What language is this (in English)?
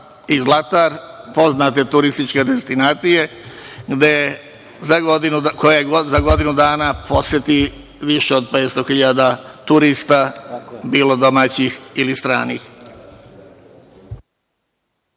Serbian